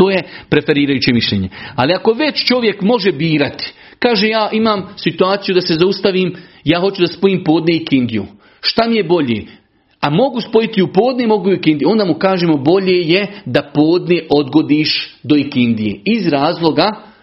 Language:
Croatian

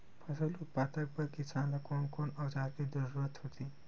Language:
Chhattisgarhi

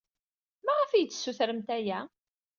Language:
Kabyle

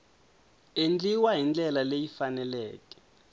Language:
Tsonga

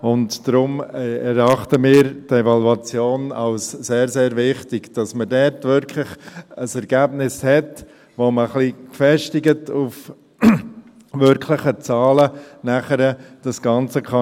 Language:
Swiss German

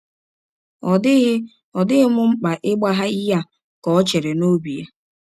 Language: Igbo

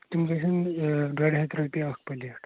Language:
Kashmiri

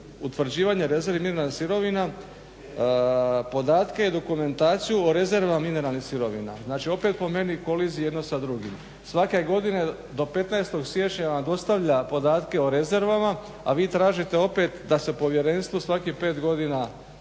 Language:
Croatian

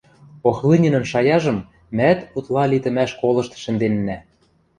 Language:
Western Mari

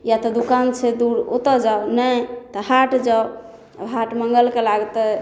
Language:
Maithili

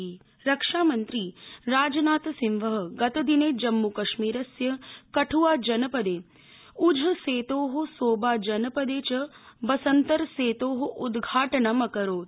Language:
Sanskrit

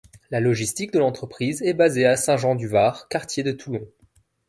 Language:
French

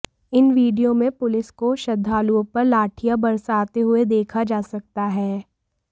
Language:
Hindi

